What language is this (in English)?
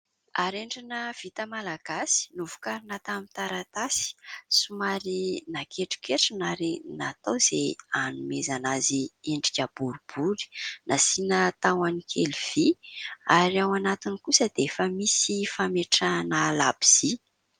Malagasy